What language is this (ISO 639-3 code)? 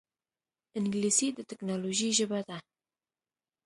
pus